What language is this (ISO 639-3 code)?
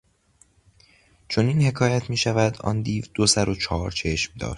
fas